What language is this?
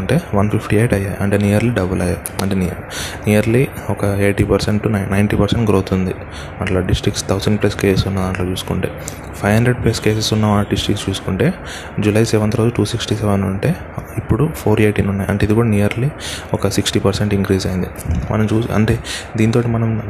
Telugu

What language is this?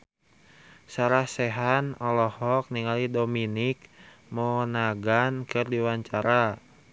Sundanese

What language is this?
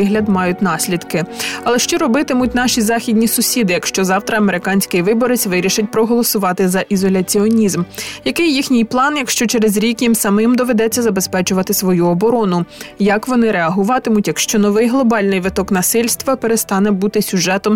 Ukrainian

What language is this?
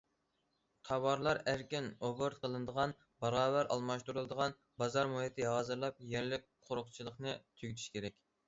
Uyghur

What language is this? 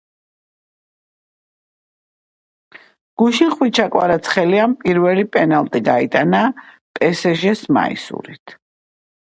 Georgian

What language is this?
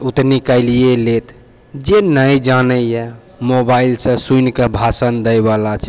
Maithili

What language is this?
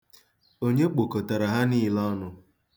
Igbo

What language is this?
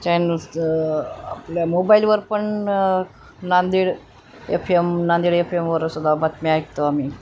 Marathi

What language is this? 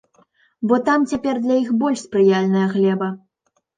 Belarusian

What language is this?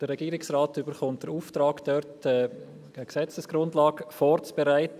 Swiss German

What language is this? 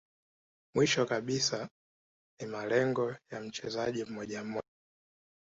Swahili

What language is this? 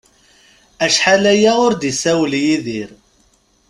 Kabyle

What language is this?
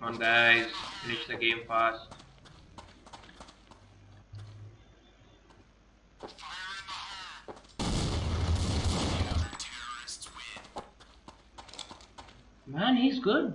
English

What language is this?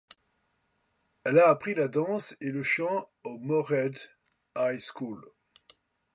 French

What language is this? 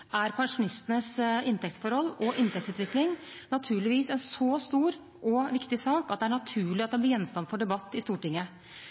Norwegian Bokmål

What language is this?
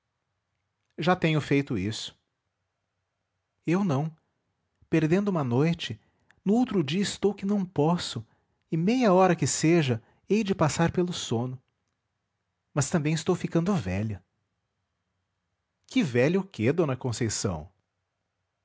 Portuguese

